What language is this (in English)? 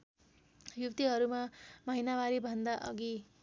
Nepali